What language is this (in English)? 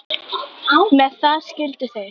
Icelandic